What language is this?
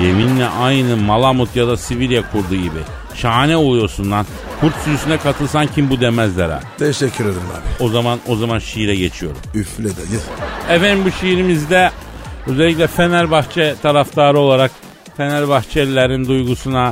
Turkish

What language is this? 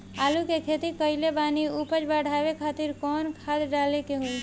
Bhojpuri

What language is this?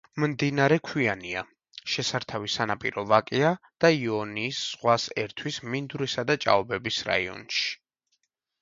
Georgian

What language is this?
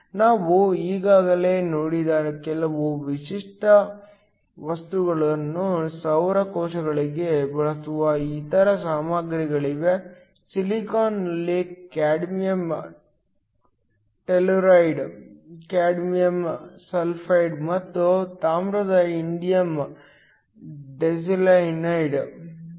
Kannada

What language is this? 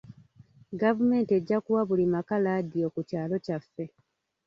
Ganda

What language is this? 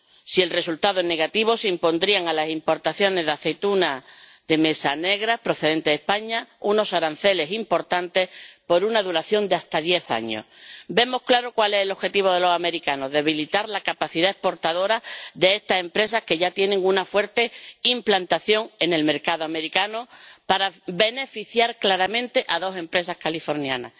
Spanish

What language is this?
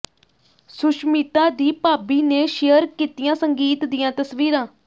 Punjabi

